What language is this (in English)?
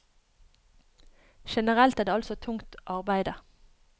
Norwegian